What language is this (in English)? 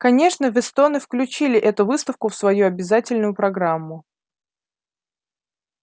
Russian